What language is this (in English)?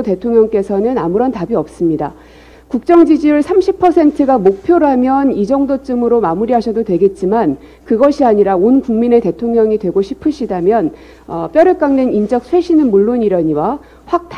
Korean